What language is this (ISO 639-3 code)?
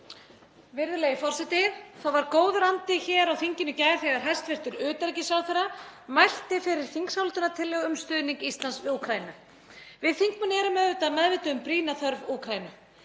isl